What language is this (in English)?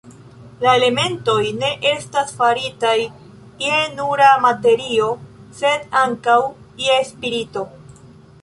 Esperanto